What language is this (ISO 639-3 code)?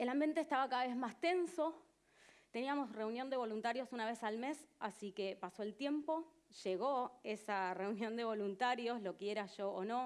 spa